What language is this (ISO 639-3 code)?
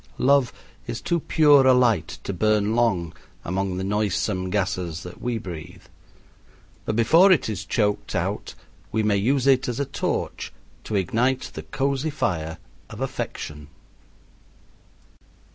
eng